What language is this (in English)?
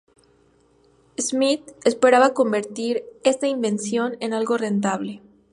Spanish